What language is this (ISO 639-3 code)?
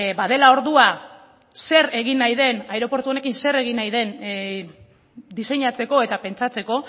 eus